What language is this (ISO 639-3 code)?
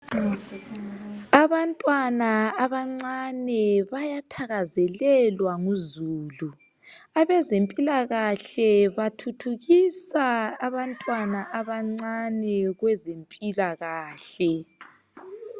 nde